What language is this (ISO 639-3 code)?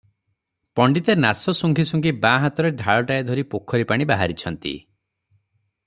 ori